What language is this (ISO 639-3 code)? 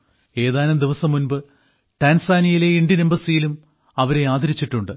mal